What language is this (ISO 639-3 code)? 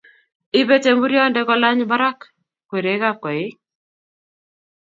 kln